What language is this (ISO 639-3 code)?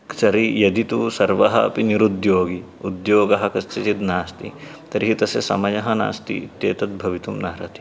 san